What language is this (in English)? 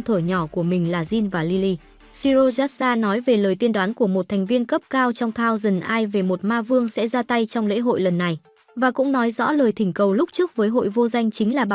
Vietnamese